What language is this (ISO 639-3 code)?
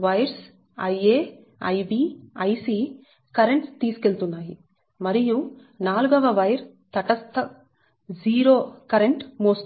tel